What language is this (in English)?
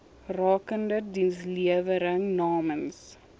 Afrikaans